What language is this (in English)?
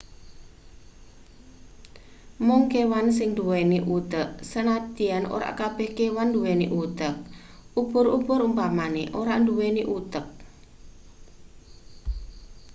Javanese